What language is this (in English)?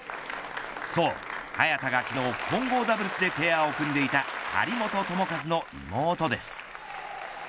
Japanese